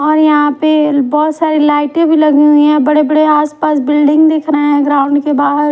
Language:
Hindi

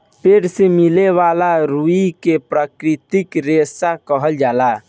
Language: Bhojpuri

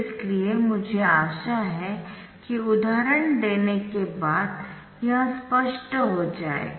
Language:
Hindi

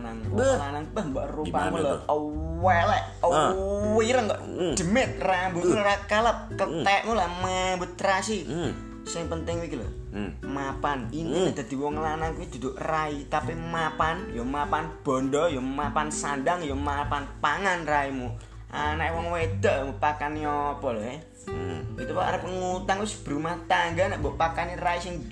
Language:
Indonesian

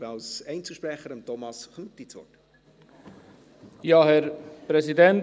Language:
Swiss German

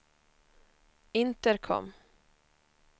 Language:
Swedish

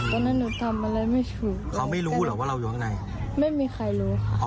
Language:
Thai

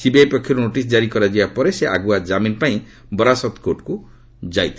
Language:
Odia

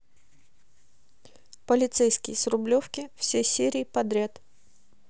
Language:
Russian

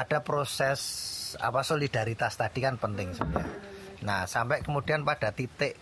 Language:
Indonesian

